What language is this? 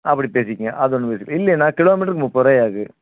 Tamil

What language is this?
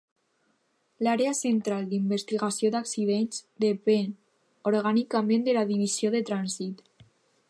Catalan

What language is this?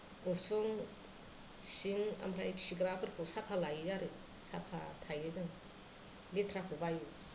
Bodo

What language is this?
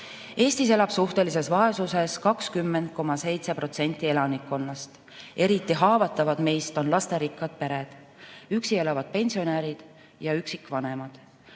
Estonian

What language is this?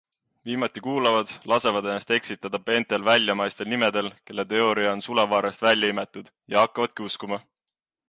Estonian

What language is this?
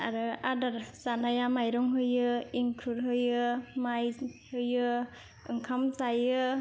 Bodo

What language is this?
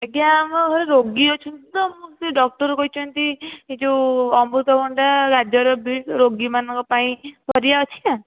Odia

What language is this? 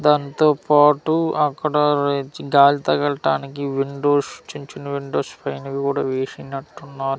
Telugu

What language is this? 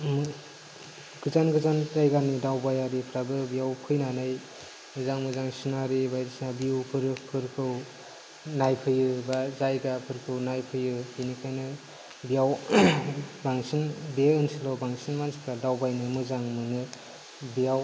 Bodo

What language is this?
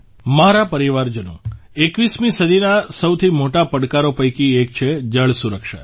Gujarati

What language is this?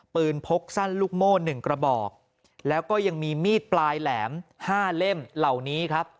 Thai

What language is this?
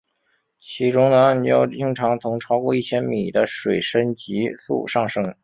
Chinese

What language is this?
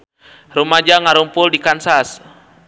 Sundanese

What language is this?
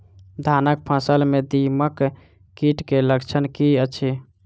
Maithili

